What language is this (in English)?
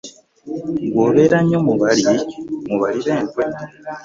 Ganda